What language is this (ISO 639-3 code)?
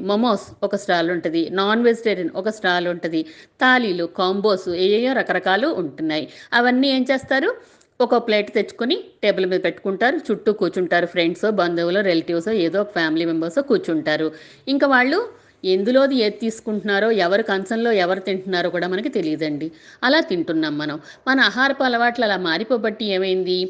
tel